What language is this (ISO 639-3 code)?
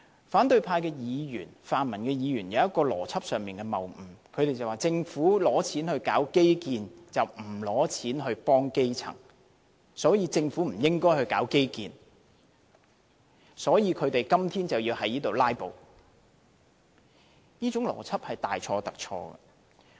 yue